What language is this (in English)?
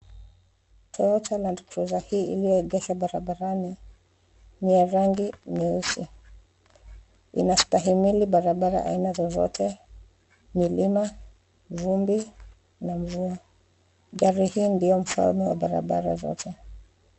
Swahili